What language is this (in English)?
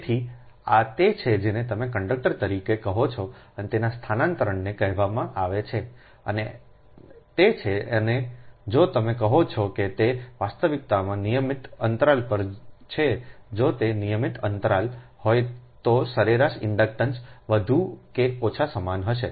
Gujarati